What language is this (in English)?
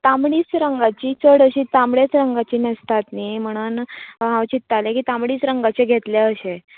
Konkani